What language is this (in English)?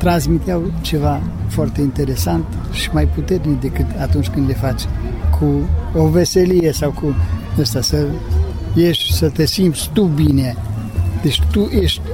Romanian